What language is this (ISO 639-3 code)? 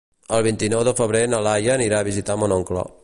cat